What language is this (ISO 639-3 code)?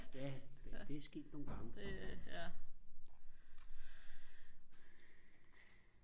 dan